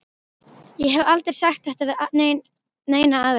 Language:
Icelandic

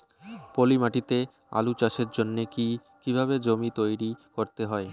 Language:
Bangla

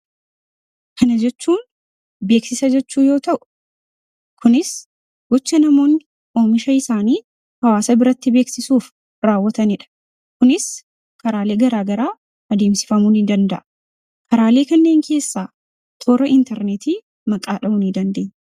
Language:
Oromo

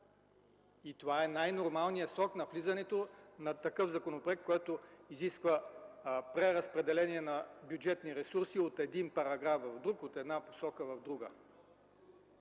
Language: Bulgarian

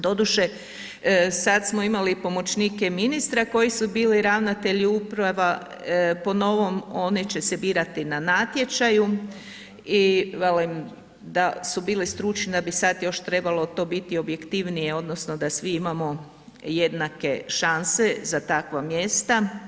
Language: Croatian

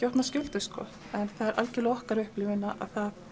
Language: Icelandic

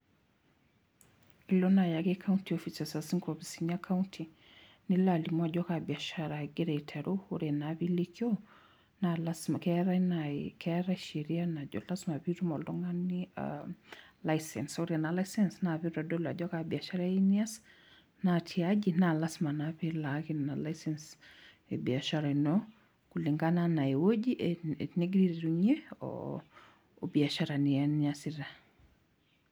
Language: Masai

